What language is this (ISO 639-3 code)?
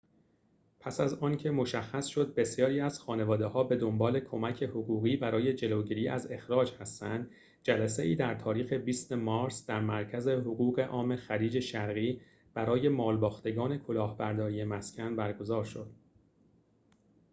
fas